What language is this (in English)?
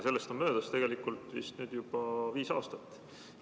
Estonian